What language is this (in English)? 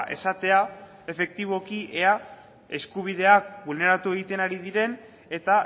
Basque